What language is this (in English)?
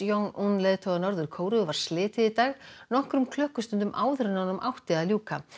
Icelandic